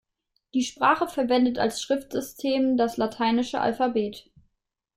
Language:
German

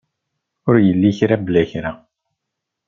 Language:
Kabyle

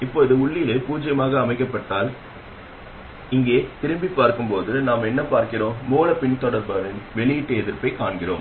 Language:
Tamil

